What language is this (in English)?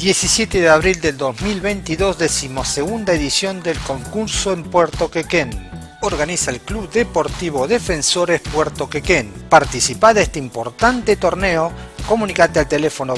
Spanish